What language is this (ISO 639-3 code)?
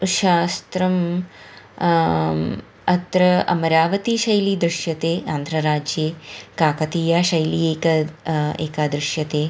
san